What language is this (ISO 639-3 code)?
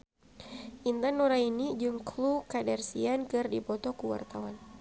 sun